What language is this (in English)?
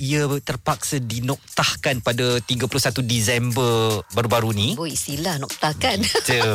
Malay